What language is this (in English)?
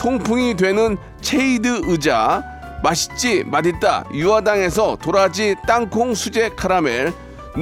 Korean